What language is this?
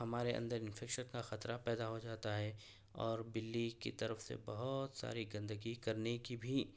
Urdu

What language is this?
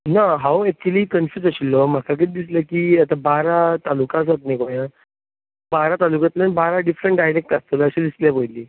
Konkani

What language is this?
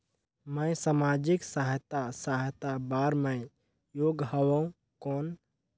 Chhattisgarhi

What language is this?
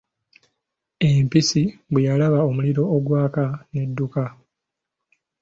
Ganda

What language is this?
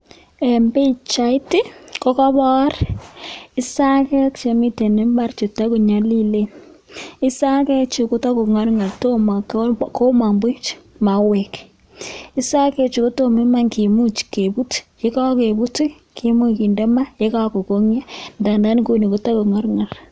Kalenjin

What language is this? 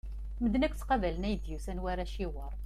Kabyle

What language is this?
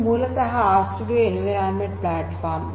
Kannada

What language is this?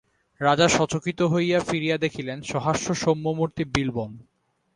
Bangla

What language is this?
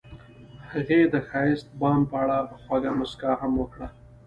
Pashto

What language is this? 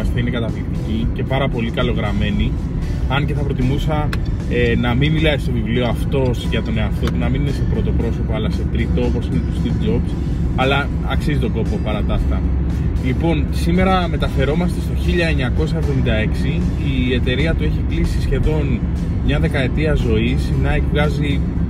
Greek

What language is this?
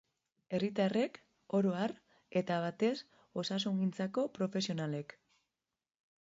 Basque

